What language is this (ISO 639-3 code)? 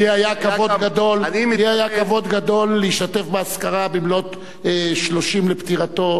heb